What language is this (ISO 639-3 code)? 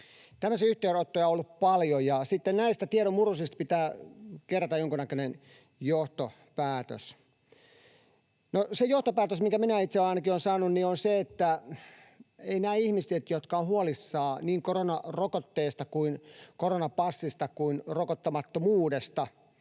fin